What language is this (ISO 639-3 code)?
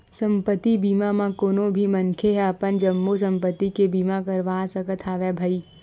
hne